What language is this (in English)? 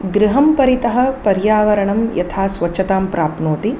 Sanskrit